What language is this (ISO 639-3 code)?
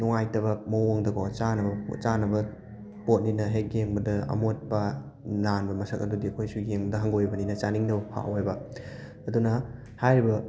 mni